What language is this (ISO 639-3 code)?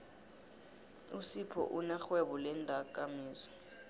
nbl